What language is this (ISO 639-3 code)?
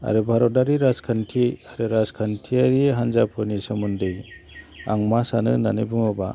brx